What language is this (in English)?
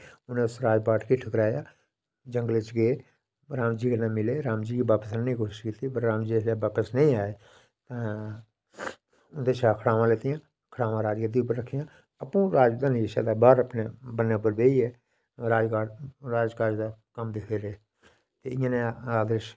Dogri